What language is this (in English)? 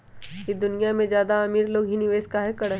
Magahi